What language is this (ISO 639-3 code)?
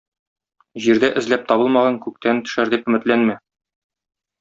tat